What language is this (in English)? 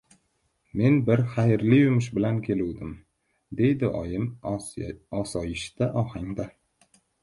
Uzbek